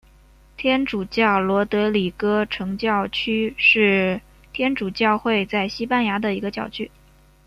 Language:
Chinese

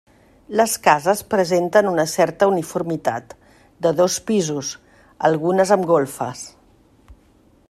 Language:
Catalan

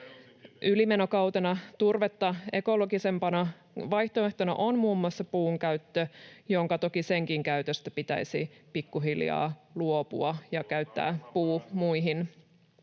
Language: Finnish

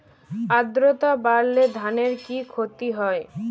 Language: Bangla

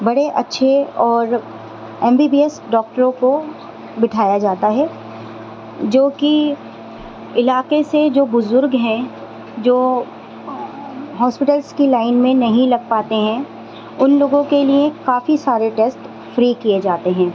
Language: Urdu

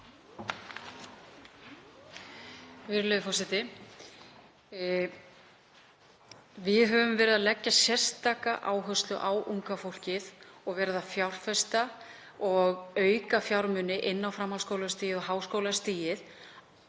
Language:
Icelandic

